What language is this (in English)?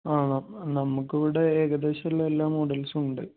Malayalam